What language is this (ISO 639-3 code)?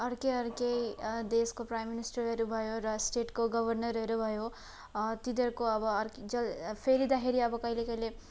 nep